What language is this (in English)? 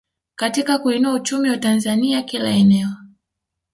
Swahili